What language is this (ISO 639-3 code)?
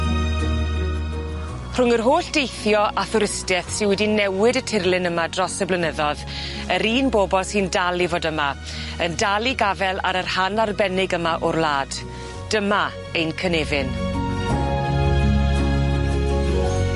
cym